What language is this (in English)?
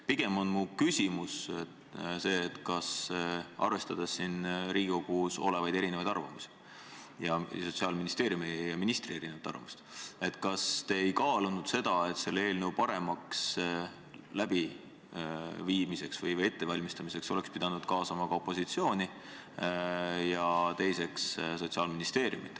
Estonian